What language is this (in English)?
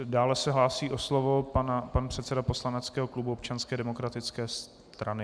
Czech